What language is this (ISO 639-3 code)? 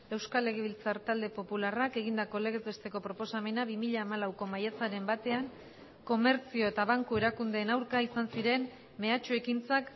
eus